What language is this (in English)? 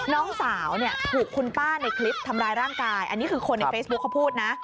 Thai